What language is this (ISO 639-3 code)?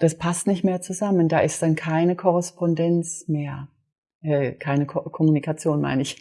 deu